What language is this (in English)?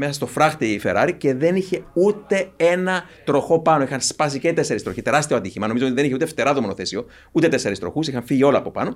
Greek